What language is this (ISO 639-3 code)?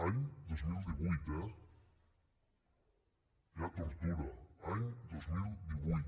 cat